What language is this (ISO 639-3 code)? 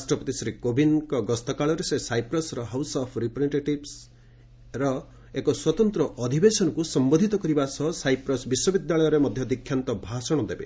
ori